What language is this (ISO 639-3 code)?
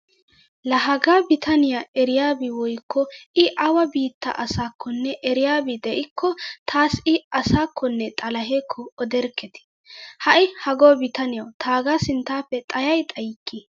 wal